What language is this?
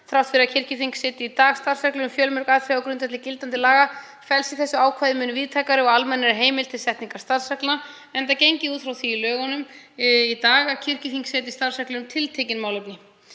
Icelandic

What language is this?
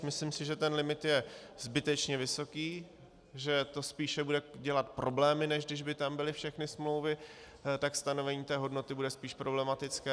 Czech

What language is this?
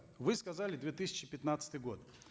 Kazakh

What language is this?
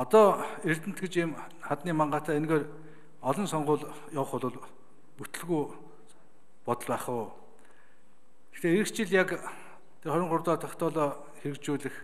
Korean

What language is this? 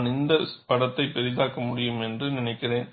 Tamil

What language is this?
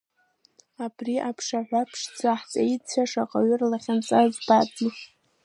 Abkhazian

